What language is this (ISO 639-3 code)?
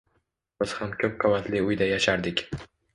uzb